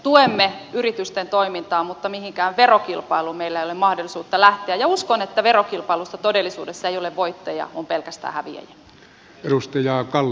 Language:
Finnish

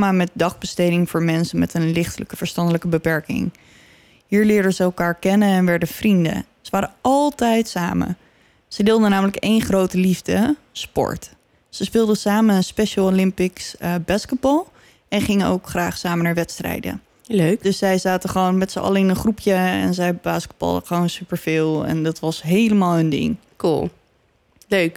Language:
Dutch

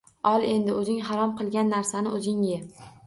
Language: Uzbek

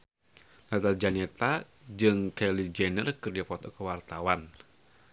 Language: Sundanese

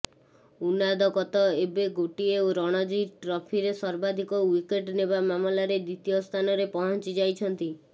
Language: Odia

